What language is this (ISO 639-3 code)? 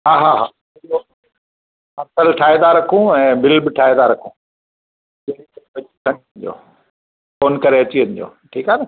snd